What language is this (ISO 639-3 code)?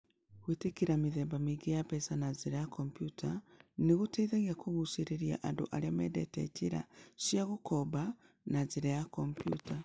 kik